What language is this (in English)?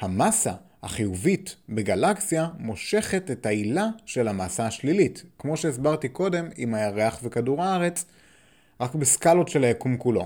Hebrew